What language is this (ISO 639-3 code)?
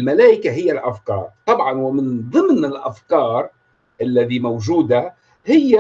ara